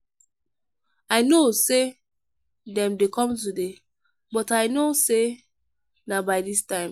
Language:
Nigerian Pidgin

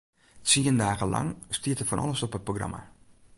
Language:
Western Frisian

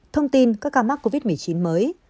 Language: Vietnamese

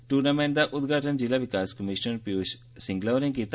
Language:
Dogri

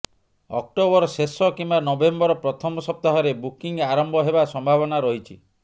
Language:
Odia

